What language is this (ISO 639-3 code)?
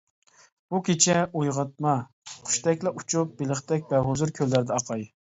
uig